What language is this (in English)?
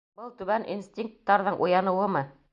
Bashkir